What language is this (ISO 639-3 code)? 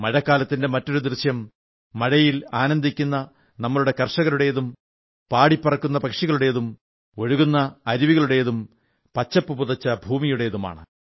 mal